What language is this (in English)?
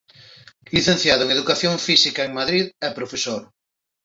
Galician